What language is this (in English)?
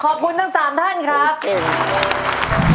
Thai